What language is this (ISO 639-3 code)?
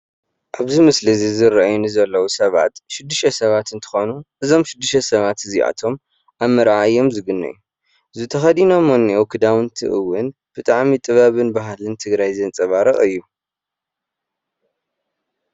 tir